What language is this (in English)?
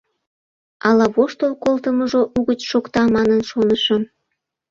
Mari